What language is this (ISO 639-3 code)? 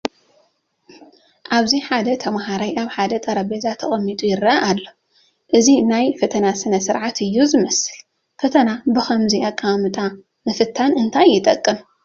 tir